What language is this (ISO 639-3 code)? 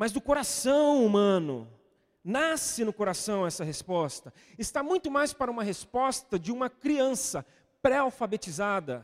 por